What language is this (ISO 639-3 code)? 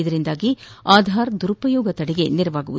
kan